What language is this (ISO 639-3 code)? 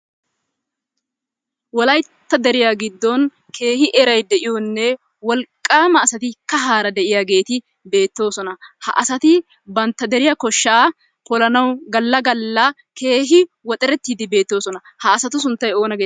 wal